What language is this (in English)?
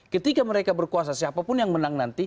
Indonesian